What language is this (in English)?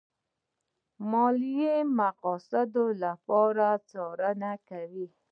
Pashto